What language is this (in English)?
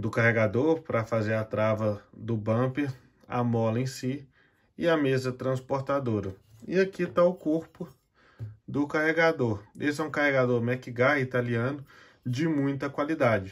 Portuguese